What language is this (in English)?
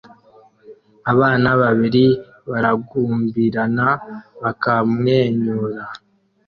Kinyarwanda